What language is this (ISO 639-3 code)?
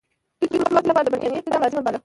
pus